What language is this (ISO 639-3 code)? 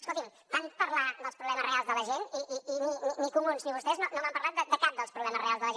cat